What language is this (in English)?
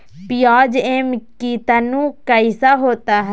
Magahi